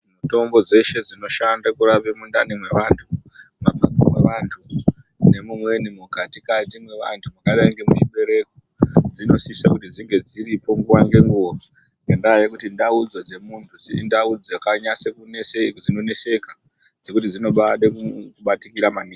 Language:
Ndau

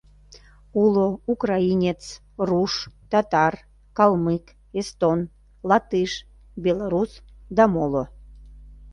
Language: Mari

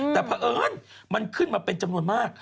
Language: Thai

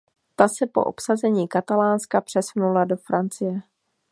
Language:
Czech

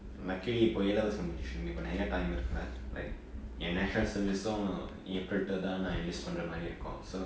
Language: English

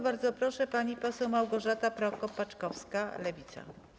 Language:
Polish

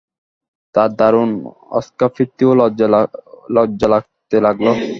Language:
Bangla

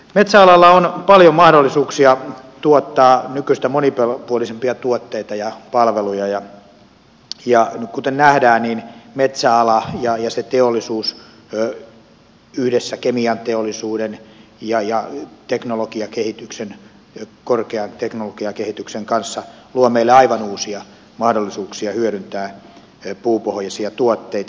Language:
Finnish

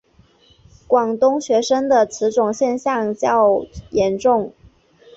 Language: Chinese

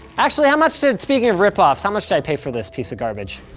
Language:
English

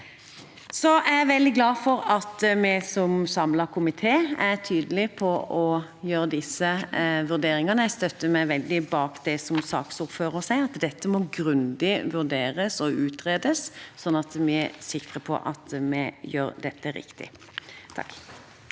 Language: Norwegian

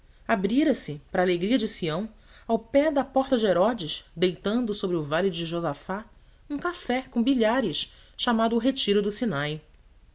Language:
Portuguese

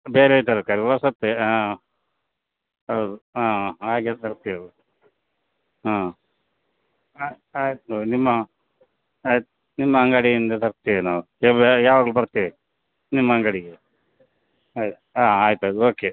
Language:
Kannada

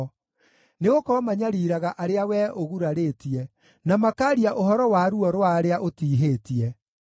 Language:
Kikuyu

